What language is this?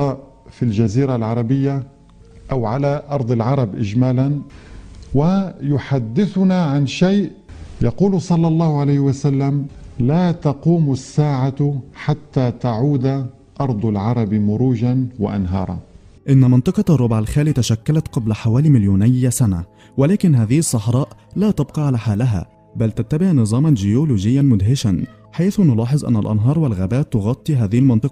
Arabic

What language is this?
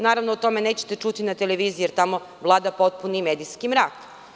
Serbian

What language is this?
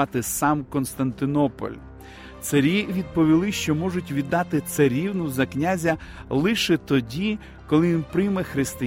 Ukrainian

